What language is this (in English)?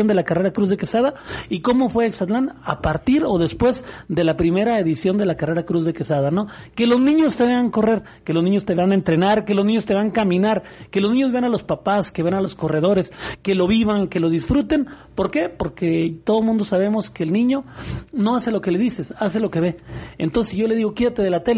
Spanish